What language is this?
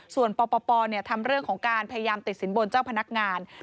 Thai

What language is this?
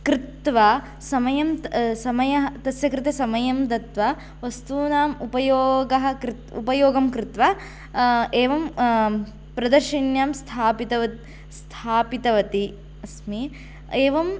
Sanskrit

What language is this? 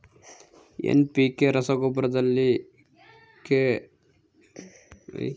Kannada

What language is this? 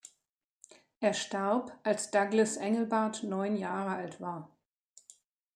German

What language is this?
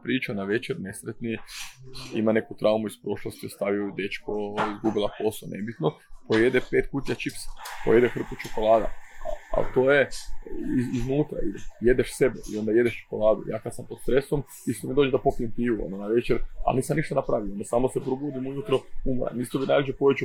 Croatian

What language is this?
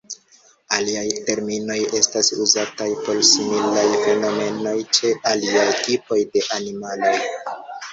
Esperanto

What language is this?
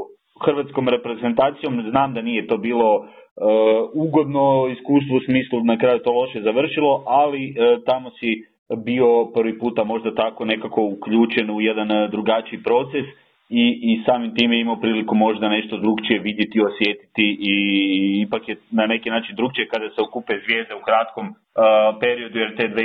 Croatian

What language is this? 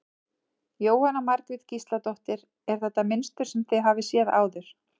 Icelandic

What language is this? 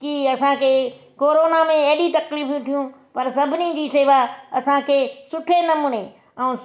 Sindhi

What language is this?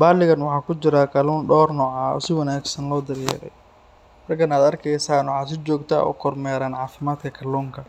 Somali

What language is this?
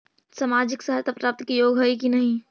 Magahi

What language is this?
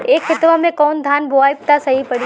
Bhojpuri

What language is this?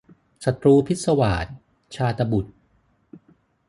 Thai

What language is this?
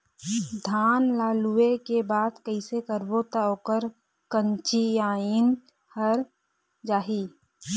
Chhattisgarhi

